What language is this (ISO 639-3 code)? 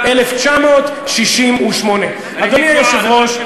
heb